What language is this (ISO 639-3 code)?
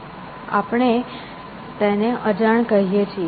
guj